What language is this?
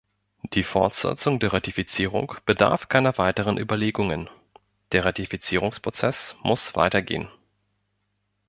German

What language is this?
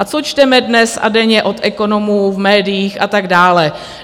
Czech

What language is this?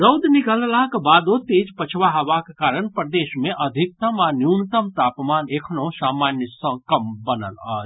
Maithili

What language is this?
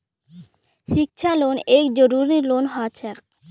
Magahi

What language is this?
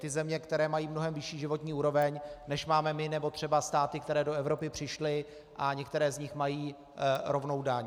Czech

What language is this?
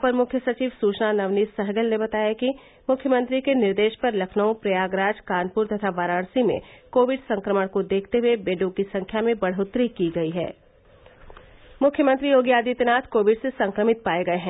Hindi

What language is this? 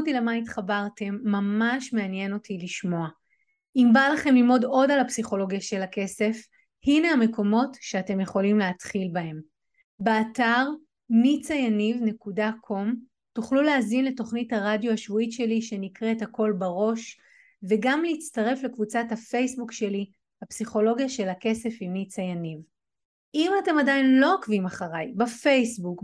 Hebrew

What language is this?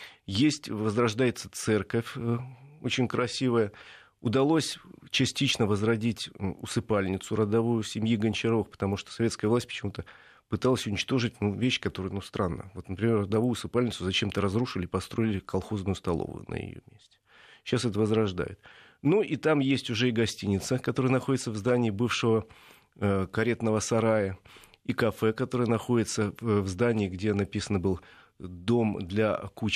Russian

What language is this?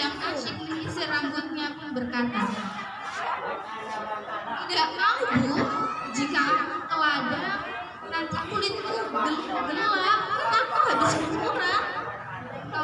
Indonesian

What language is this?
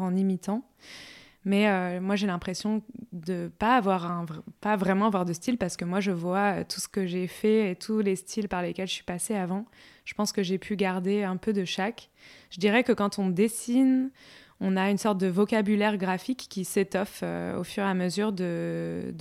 French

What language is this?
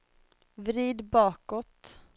Swedish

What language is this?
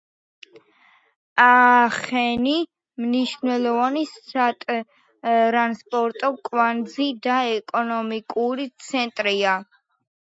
Georgian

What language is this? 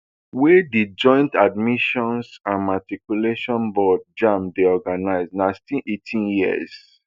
Nigerian Pidgin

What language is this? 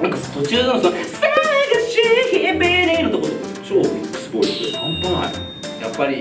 Japanese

